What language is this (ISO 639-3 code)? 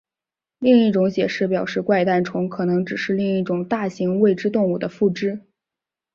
zho